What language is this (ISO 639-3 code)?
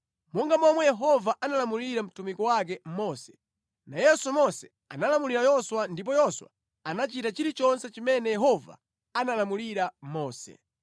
nya